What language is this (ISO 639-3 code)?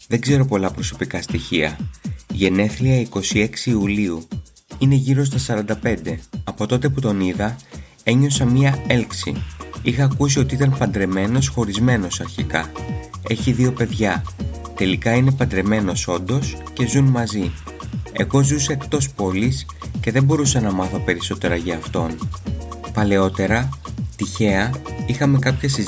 ell